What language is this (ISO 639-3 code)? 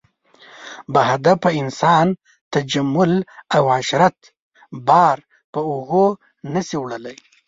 pus